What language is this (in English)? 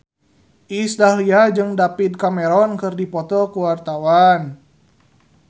Sundanese